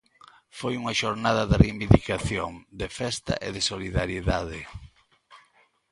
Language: Galician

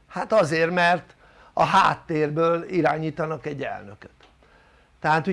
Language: Hungarian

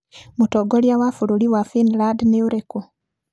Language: Kikuyu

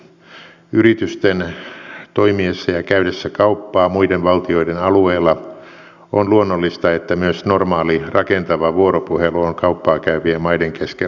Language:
Finnish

